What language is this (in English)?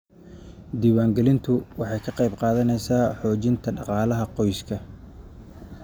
Somali